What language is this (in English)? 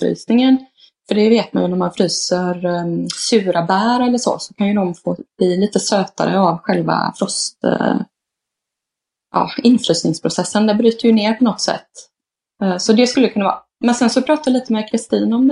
Swedish